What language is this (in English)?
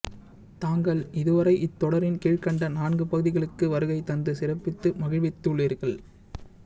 Tamil